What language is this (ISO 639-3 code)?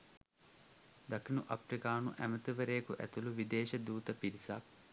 sin